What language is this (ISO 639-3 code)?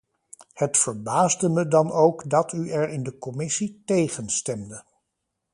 nld